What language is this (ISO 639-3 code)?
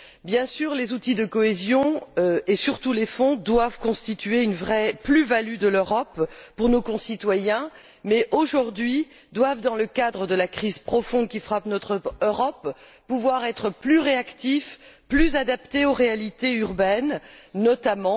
fra